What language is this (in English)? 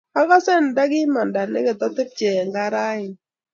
Kalenjin